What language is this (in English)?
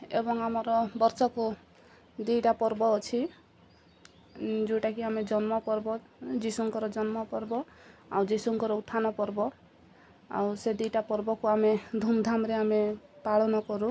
Odia